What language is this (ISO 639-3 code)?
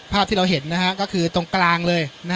tha